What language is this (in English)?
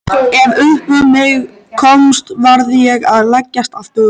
Icelandic